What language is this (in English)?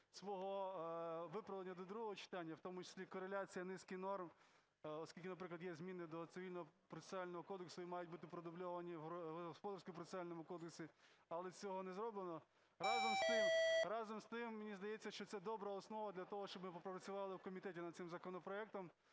Ukrainian